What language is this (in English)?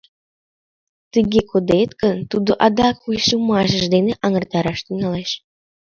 Mari